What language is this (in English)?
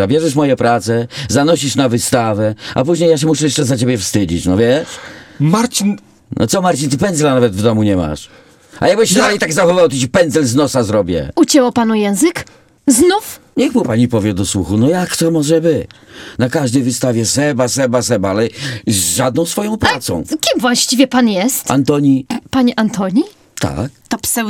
Polish